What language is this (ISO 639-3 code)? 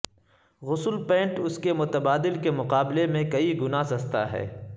urd